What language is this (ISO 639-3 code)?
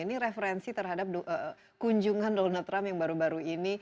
ind